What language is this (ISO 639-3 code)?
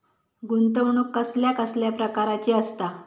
mar